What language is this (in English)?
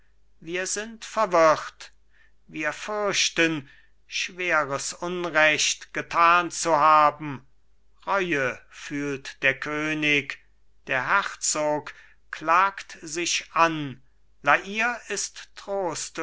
German